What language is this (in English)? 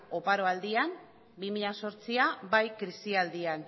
Basque